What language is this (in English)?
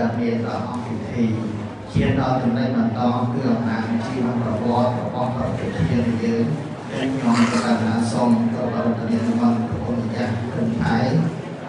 Thai